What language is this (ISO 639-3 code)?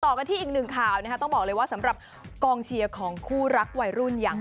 tha